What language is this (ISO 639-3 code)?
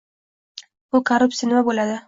uzb